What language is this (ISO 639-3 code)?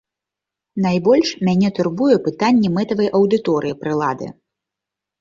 bel